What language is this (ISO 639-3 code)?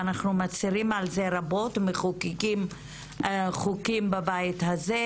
heb